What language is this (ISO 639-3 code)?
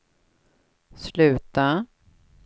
swe